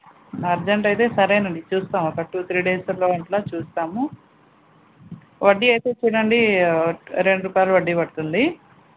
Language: Telugu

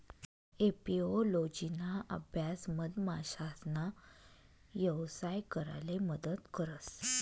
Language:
Marathi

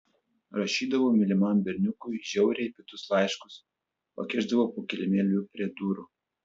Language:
Lithuanian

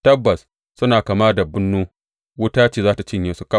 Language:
Hausa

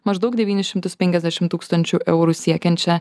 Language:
Lithuanian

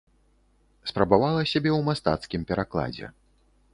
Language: Belarusian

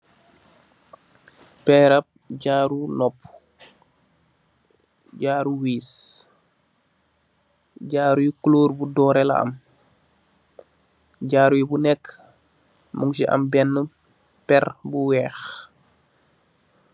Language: Wolof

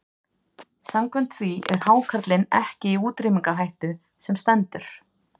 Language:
Icelandic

